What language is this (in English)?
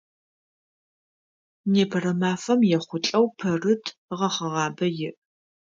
Adyghe